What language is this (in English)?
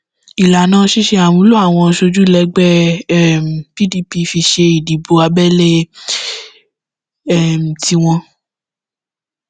Yoruba